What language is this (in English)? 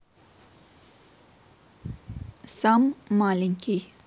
Russian